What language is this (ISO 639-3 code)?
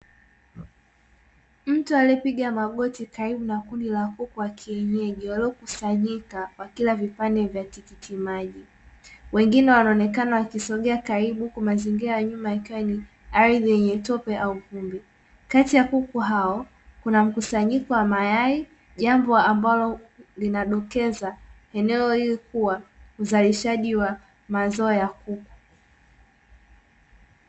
swa